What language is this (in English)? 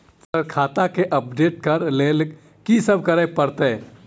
Maithili